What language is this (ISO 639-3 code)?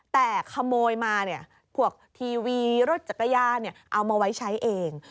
tha